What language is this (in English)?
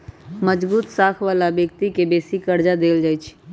Magahi